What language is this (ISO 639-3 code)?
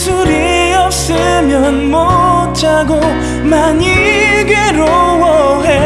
kor